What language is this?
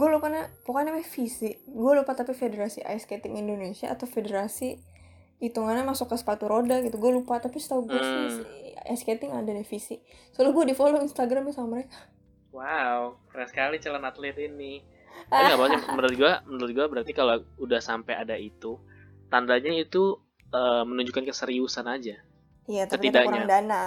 Indonesian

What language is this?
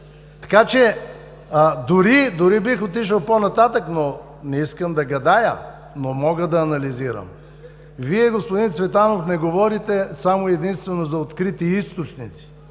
Bulgarian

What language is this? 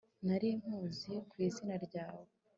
Kinyarwanda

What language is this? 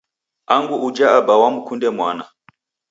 Taita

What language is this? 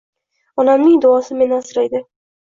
Uzbek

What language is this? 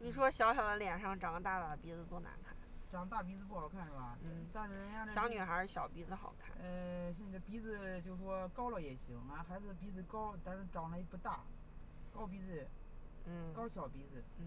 Chinese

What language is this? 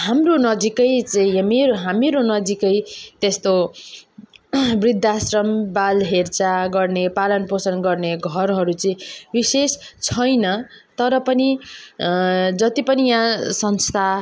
Nepali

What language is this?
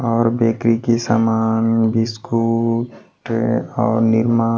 Hindi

